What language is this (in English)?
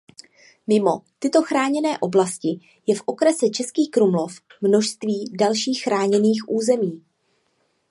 Czech